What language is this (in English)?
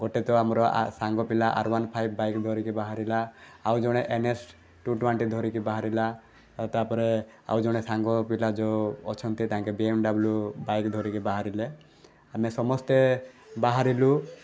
Odia